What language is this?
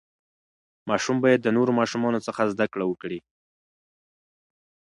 Pashto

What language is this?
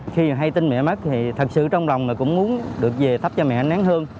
Vietnamese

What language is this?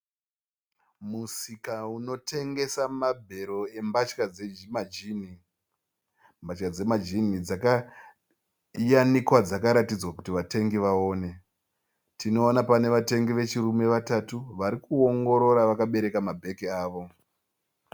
Shona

